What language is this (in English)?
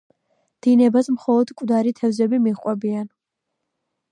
Georgian